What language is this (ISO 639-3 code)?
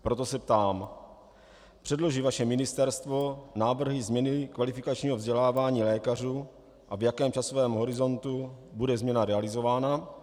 ces